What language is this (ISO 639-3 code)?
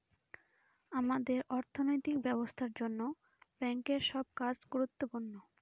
ben